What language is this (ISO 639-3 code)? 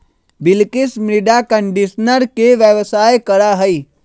mag